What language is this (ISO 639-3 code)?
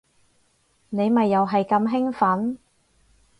yue